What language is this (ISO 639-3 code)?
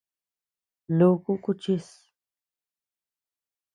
cux